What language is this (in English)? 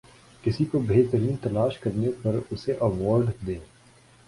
Urdu